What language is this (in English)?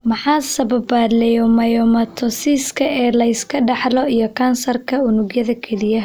Somali